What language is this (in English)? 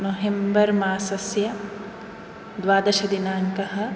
Sanskrit